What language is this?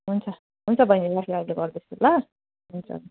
Nepali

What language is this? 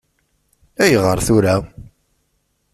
Kabyle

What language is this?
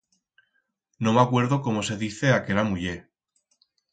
Aragonese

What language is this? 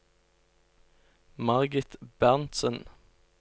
Norwegian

